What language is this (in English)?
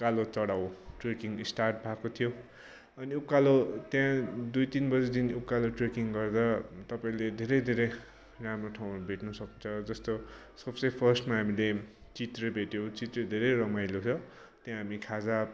Nepali